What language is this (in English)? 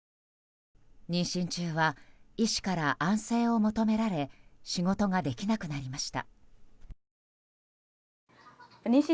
Japanese